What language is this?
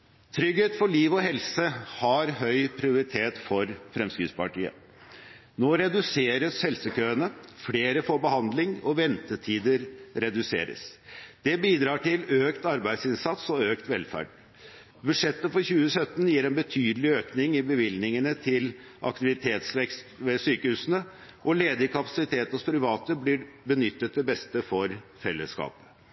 Norwegian Bokmål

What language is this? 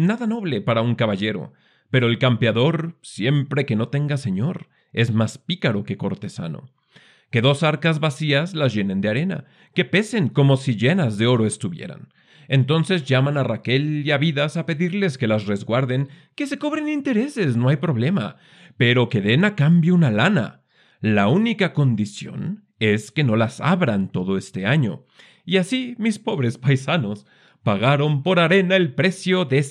Spanish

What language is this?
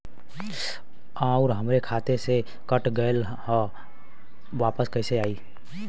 Bhojpuri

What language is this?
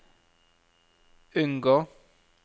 Norwegian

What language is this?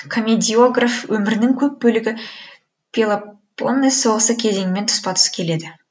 Kazakh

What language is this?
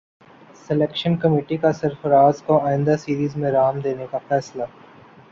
Urdu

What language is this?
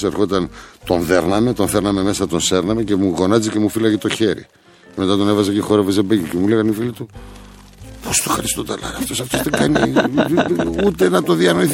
Greek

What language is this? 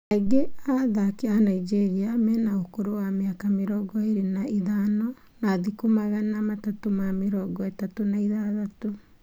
Kikuyu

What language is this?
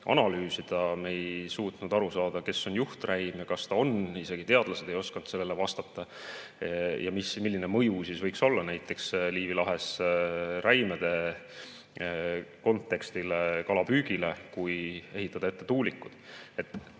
Estonian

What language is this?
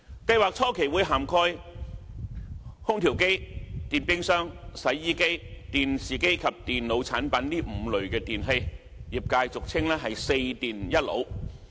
Cantonese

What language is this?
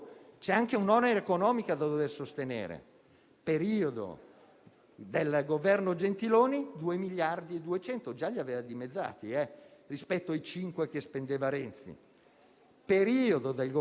Italian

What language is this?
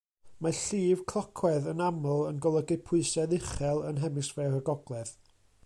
Welsh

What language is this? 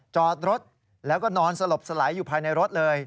Thai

